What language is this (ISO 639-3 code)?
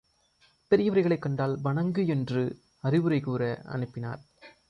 tam